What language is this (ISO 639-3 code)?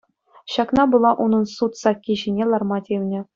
chv